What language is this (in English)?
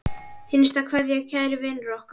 Icelandic